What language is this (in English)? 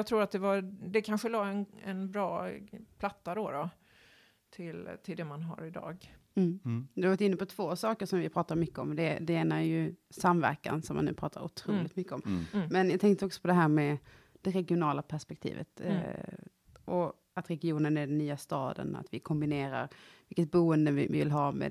Swedish